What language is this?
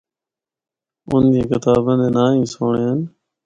Northern Hindko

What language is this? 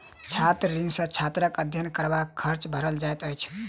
Maithili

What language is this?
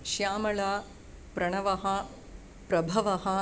Sanskrit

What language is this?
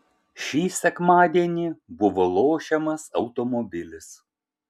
Lithuanian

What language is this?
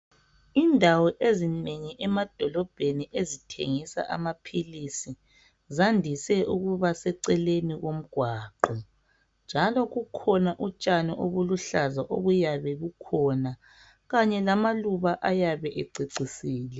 North Ndebele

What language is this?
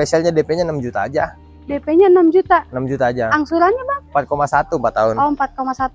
Indonesian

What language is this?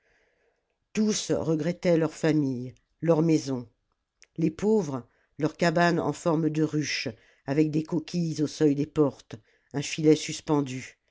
French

